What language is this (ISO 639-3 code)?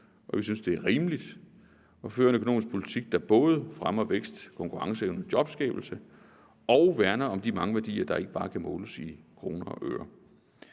dan